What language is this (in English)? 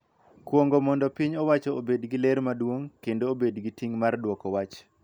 Luo (Kenya and Tanzania)